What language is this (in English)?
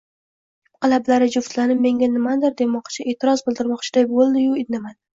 Uzbek